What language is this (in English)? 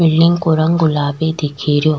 Rajasthani